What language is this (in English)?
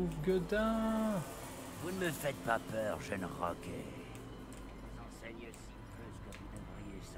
French